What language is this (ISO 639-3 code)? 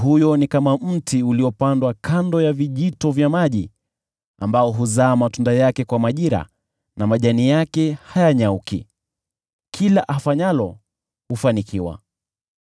swa